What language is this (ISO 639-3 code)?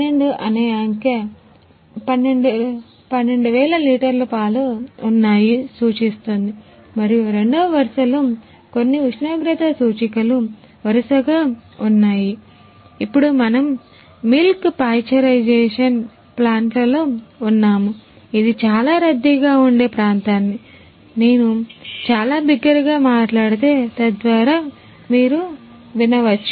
tel